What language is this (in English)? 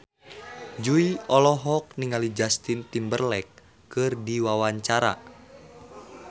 Sundanese